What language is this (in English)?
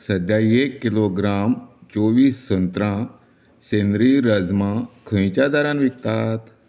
Konkani